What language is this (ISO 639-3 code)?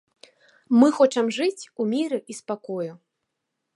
bel